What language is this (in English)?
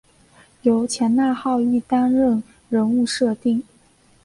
Chinese